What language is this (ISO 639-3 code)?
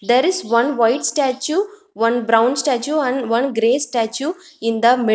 eng